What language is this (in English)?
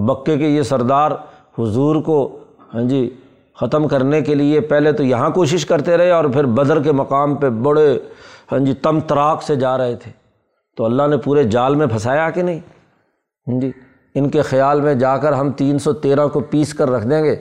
Urdu